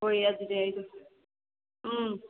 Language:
Manipuri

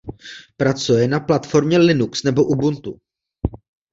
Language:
Czech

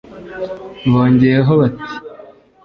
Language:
Kinyarwanda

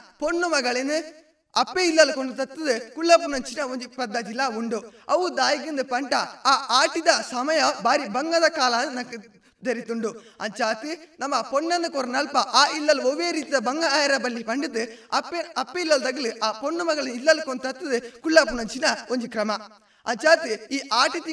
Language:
Kannada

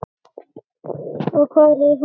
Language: Icelandic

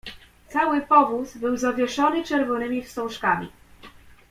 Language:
Polish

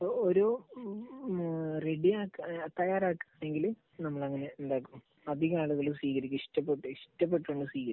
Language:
Malayalam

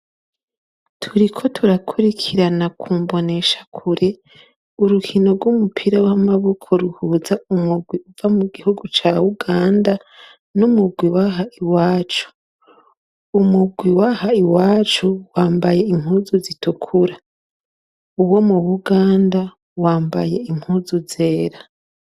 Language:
Rundi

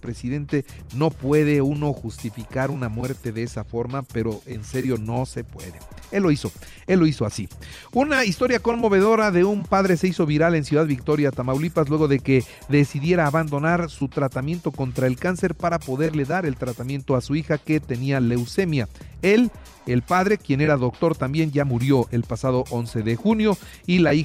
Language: Spanish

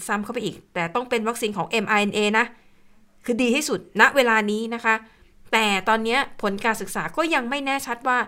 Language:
Thai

